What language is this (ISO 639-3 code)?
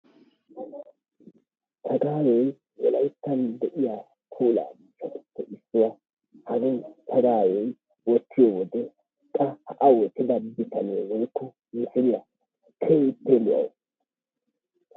wal